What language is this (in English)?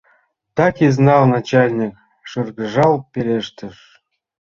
Mari